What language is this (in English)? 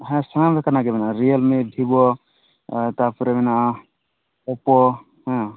Santali